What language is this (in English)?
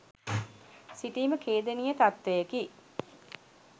Sinhala